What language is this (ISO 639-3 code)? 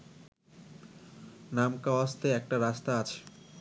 ben